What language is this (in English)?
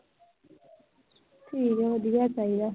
Punjabi